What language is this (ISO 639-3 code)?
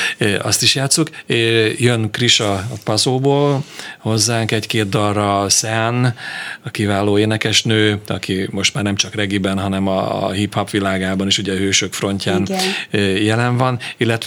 hun